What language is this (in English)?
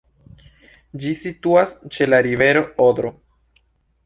Esperanto